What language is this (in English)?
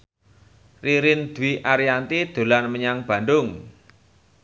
Javanese